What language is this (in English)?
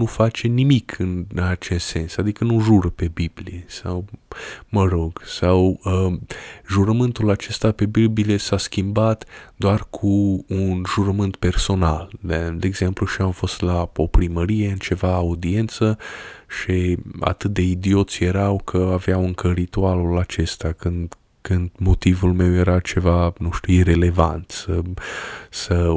Romanian